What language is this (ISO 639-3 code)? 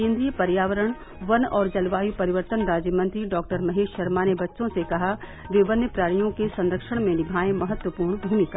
hin